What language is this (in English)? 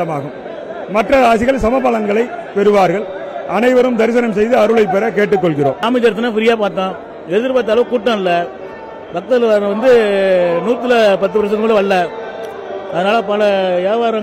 Tamil